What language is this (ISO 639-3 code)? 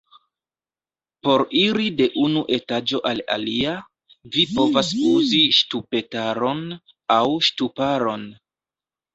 epo